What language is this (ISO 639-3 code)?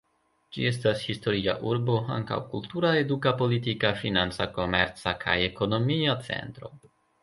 epo